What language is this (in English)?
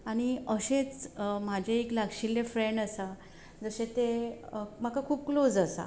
Konkani